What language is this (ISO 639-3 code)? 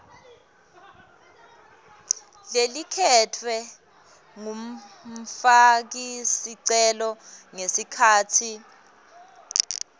ssw